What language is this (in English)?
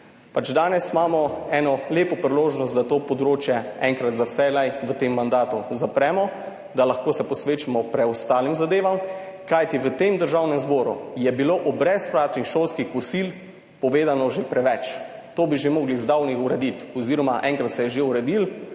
Slovenian